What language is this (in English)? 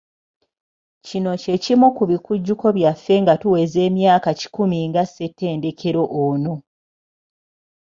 Ganda